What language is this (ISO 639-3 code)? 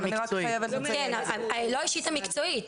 heb